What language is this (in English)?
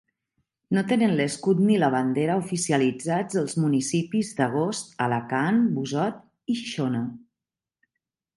Catalan